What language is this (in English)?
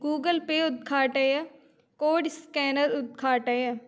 Sanskrit